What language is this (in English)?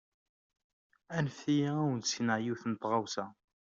Kabyle